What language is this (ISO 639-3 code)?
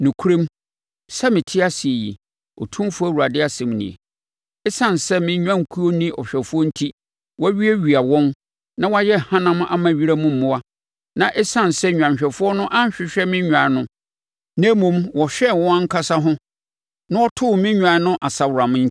aka